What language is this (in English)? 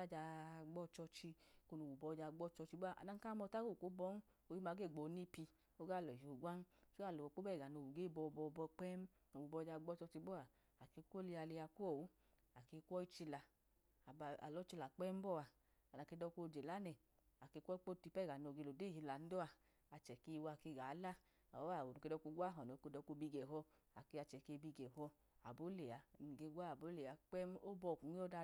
Idoma